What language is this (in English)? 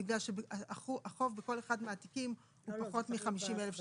Hebrew